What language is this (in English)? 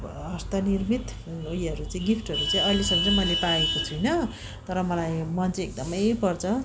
Nepali